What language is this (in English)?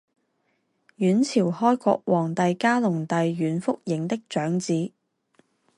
Chinese